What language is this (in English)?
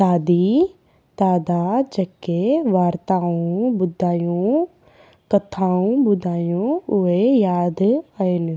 Sindhi